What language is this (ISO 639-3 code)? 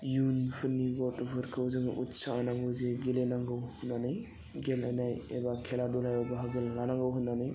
brx